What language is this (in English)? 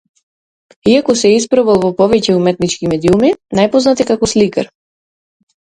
Macedonian